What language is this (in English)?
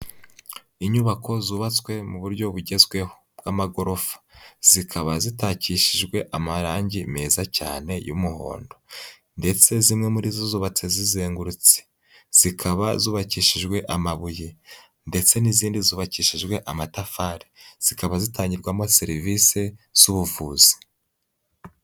Kinyarwanda